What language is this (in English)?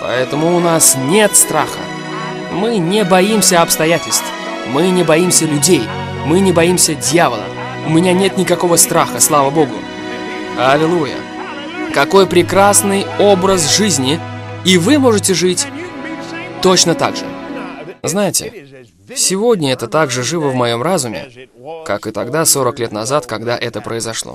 Russian